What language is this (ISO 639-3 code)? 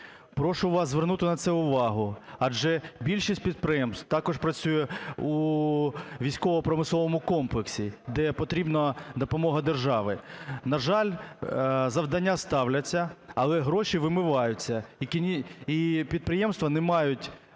ukr